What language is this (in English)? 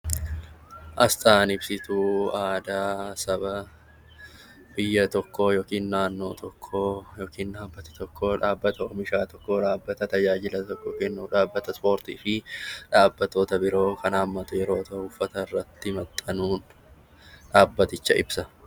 Oromo